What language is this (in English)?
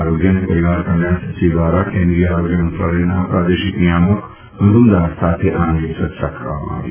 Gujarati